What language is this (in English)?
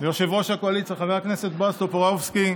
Hebrew